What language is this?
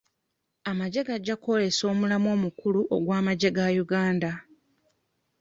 Ganda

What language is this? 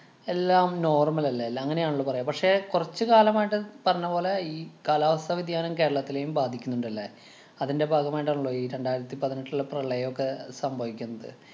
Malayalam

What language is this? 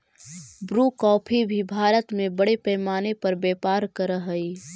Magahi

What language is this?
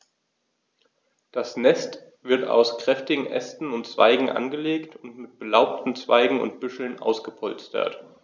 German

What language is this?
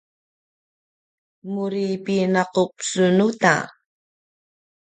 Paiwan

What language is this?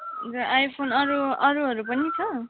Nepali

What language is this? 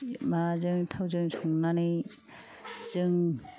Bodo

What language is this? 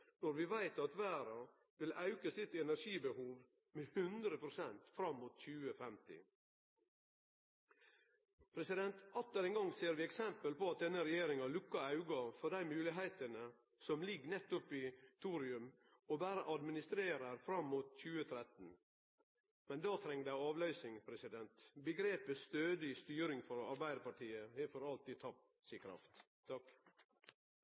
Norwegian Nynorsk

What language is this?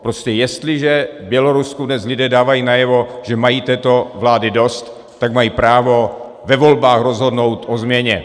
Czech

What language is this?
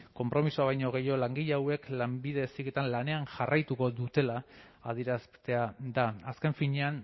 Basque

